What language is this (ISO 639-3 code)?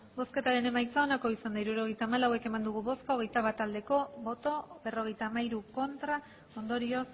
eus